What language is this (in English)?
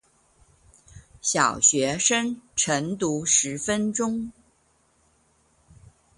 Chinese